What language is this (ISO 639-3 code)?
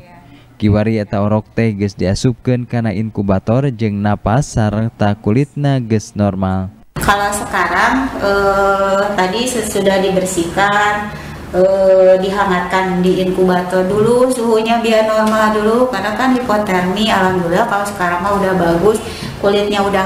ind